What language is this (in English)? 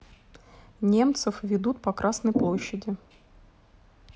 Russian